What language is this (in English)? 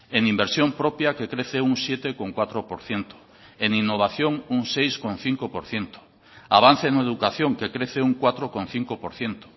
Spanish